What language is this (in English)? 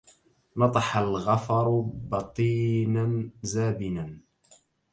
Arabic